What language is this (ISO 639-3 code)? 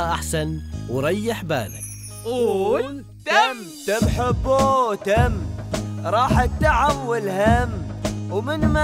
ara